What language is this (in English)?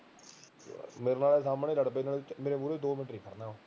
Punjabi